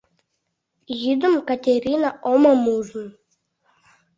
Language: Mari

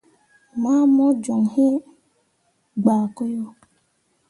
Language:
Mundang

